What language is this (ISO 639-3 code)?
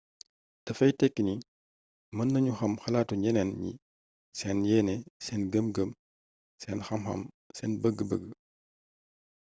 wol